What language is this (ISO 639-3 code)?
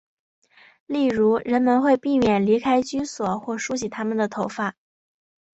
zho